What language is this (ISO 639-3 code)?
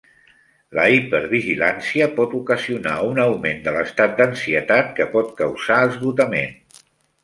cat